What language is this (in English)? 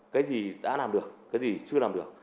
Vietnamese